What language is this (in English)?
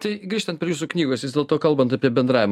Lithuanian